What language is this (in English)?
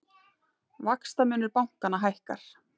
Icelandic